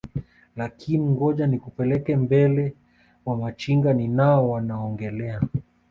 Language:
Swahili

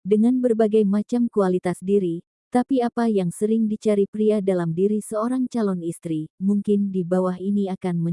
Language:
Indonesian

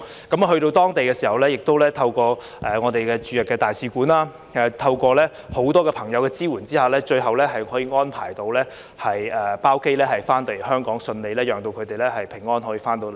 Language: Cantonese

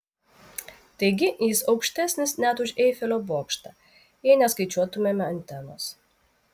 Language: Lithuanian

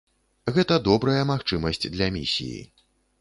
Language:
Belarusian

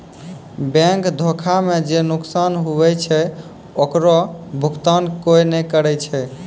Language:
Maithili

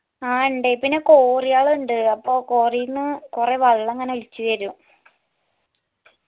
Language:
Malayalam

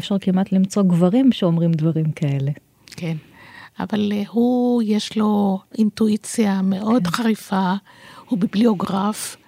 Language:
Hebrew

